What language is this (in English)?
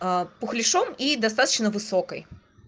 Russian